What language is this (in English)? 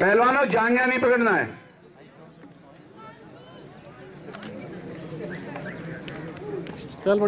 Greek